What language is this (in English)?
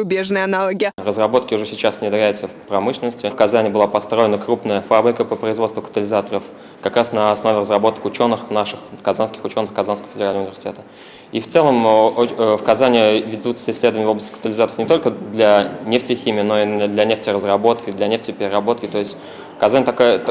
Russian